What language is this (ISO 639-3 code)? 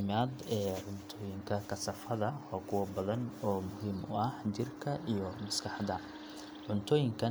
som